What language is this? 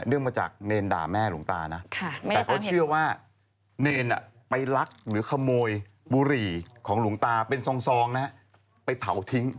Thai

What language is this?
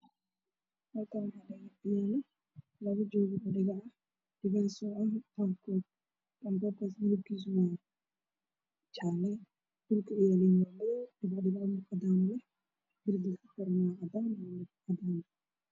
Somali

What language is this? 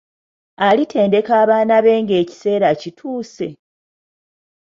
Ganda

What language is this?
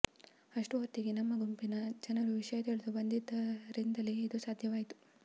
Kannada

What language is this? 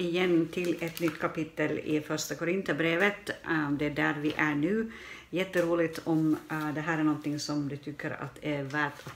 Swedish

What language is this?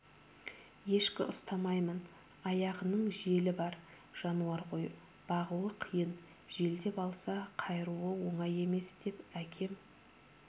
Kazakh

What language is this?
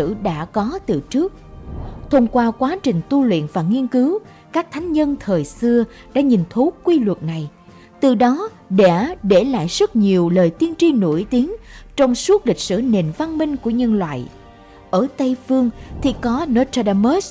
Vietnamese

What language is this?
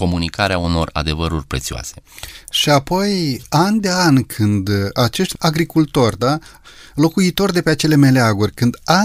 Romanian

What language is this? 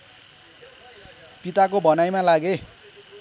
Nepali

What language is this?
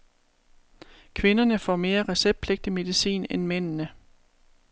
Danish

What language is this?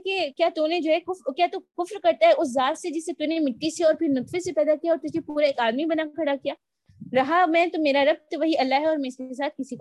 Urdu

